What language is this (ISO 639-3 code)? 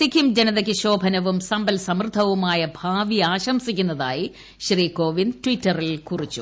mal